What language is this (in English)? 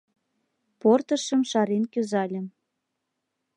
Mari